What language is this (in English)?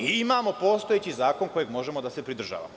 Serbian